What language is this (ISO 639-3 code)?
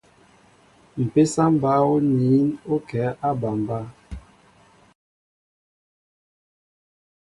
mbo